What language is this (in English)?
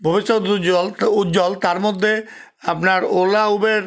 Bangla